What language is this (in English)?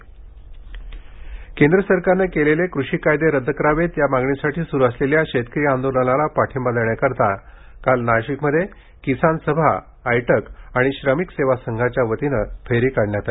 Marathi